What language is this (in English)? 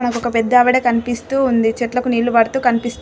Telugu